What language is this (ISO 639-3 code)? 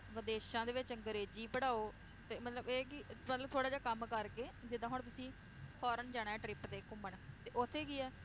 pan